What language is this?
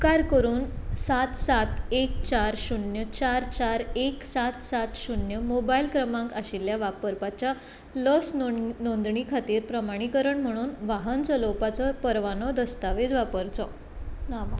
Konkani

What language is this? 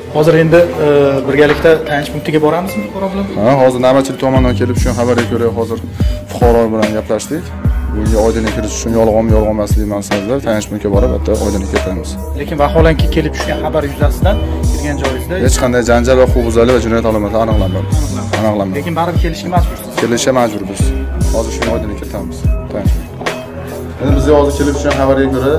Turkish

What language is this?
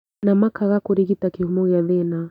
Kikuyu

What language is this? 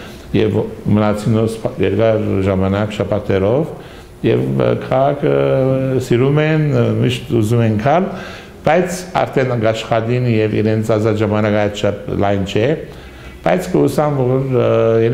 Romanian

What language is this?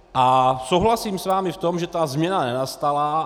Czech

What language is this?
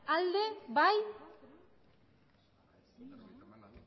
Basque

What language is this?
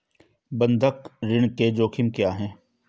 Hindi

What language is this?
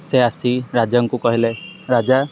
Odia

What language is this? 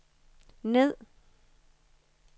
Danish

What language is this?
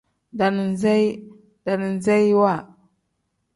Tem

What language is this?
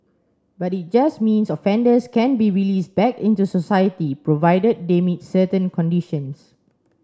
English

